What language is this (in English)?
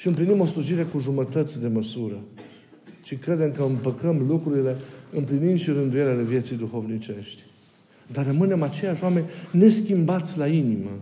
Romanian